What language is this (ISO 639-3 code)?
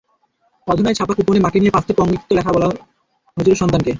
ben